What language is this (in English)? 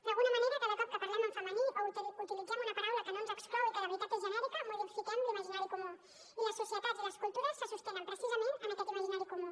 Catalan